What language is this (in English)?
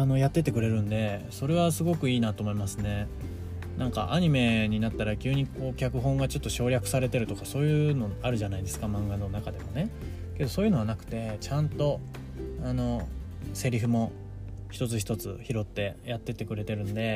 Japanese